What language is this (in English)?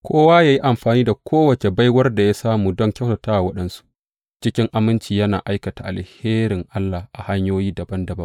Hausa